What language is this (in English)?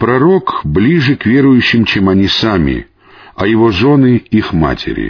Russian